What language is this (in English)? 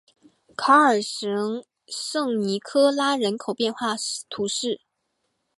Chinese